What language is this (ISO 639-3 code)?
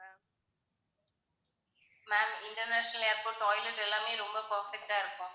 tam